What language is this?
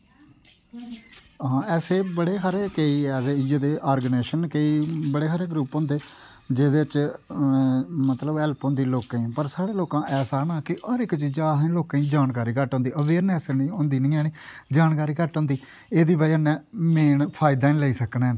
Dogri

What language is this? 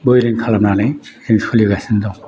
Bodo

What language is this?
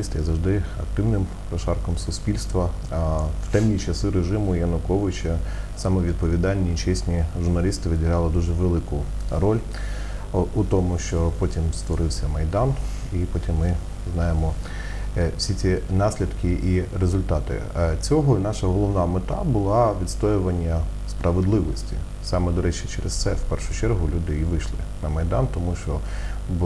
Ukrainian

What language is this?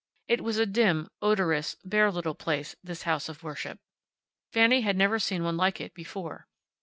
English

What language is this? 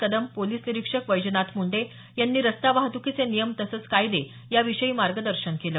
Marathi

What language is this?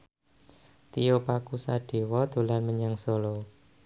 Javanese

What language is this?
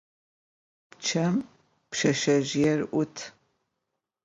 Adyghe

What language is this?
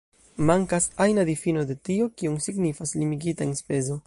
Esperanto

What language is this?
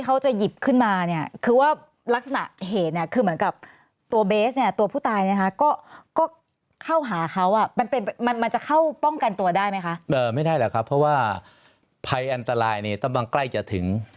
Thai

